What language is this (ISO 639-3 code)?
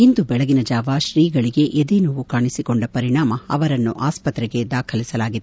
kan